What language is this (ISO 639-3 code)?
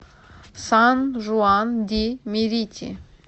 rus